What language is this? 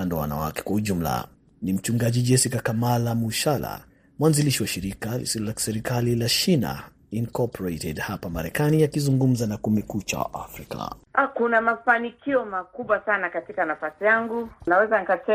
Swahili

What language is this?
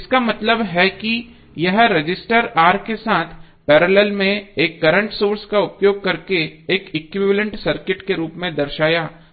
Hindi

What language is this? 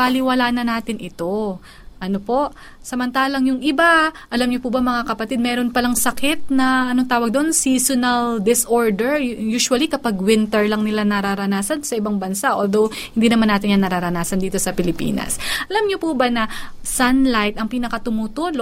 Filipino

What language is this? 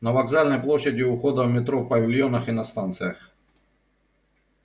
Russian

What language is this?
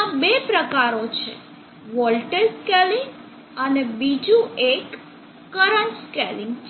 Gujarati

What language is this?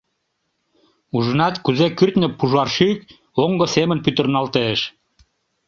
Mari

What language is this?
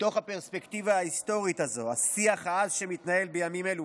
Hebrew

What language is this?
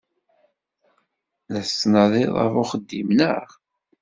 Kabyle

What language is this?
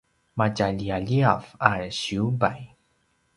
Paiwan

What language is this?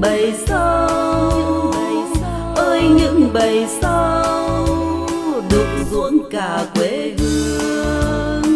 Vietnamese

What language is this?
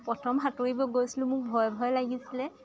Assamese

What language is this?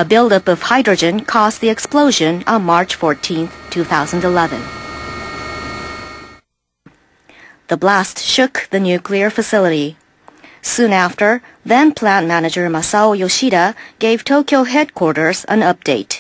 English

